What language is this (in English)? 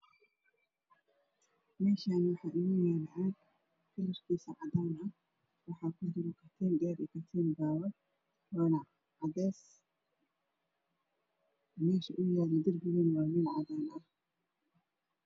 Somali